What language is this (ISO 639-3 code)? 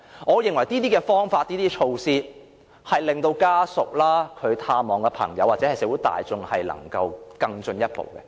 yue